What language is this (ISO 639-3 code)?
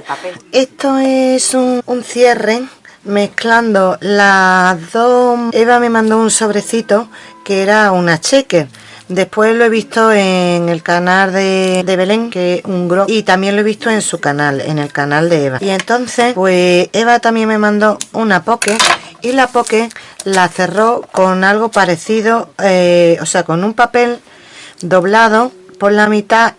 spa